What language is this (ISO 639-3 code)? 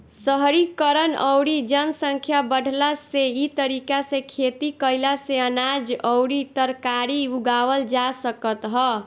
bho